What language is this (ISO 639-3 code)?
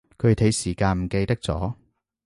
yue